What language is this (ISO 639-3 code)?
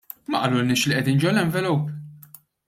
mlt